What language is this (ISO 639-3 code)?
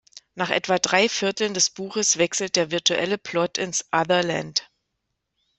deu